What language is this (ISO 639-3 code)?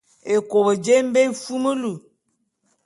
bum